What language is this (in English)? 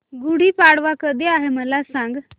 Marathi